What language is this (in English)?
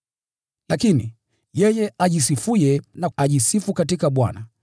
Swahili